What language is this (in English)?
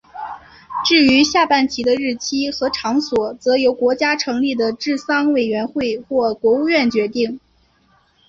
Chinese